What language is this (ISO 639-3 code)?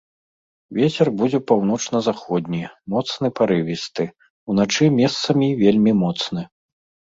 bel